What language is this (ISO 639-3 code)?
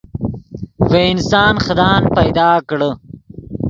ydg